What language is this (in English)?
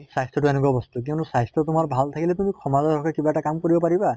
Assamese